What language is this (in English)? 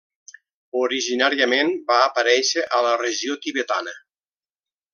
Catalan